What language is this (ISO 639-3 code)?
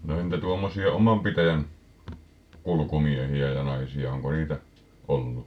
fin